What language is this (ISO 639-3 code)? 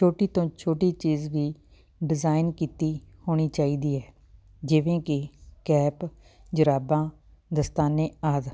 pan